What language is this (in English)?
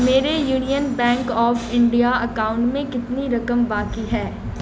Urdu